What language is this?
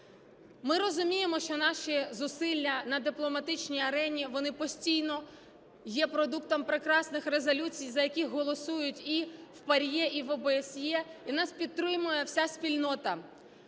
Ukrainian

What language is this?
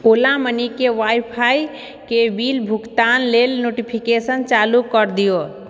Maithili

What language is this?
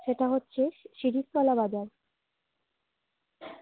Bangla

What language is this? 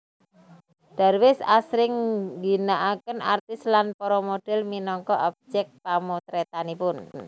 Javanese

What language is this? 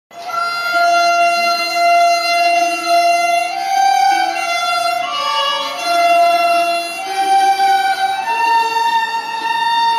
Ukrainian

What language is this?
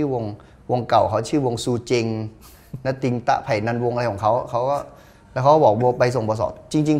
Thai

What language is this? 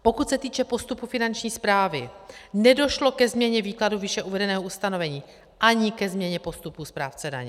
Czech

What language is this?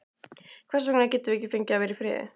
Icelandic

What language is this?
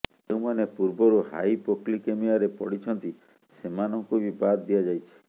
Odia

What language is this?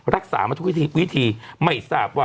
Thai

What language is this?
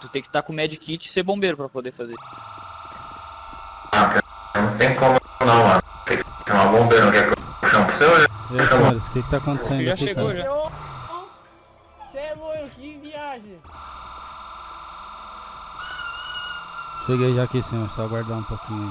Portuguese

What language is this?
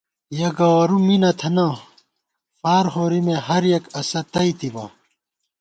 Gawar-Bati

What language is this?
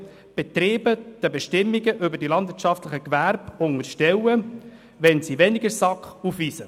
Swiss German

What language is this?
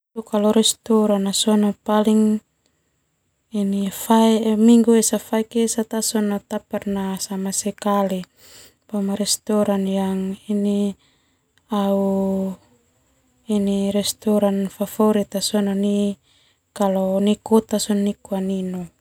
Termanu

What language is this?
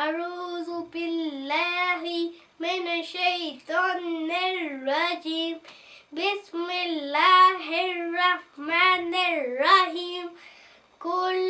English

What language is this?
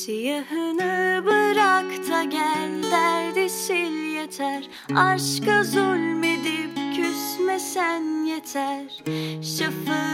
Turkish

